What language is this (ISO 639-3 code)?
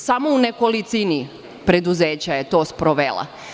srp